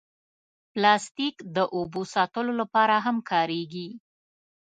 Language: Pashto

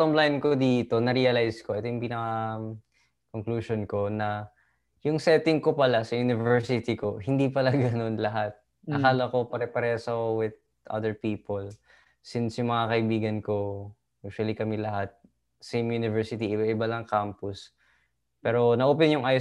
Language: Filipino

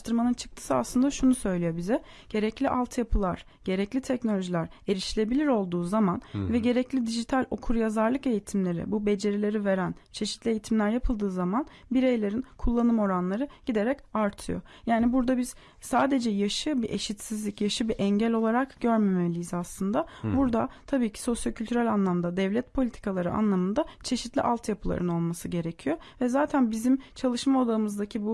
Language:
Turkish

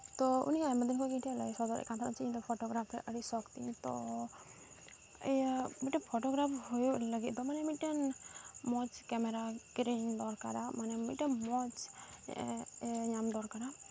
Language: Santali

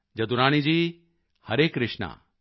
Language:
Punjabi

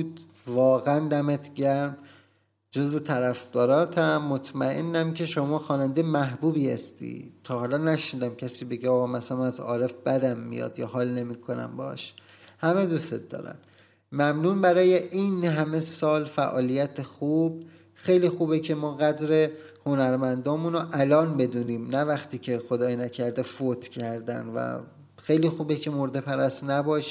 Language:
Persian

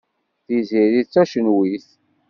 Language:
Kabyle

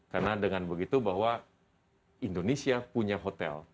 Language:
Indonesian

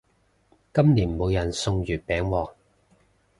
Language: Cantonese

